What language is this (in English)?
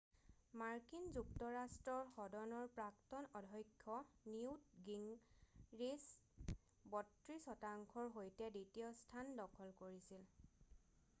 Assamese